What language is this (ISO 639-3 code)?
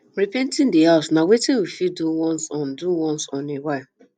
pcm